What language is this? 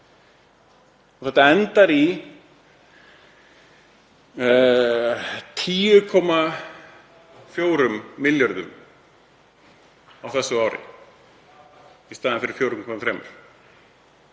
Icelandic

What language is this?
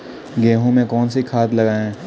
Hindi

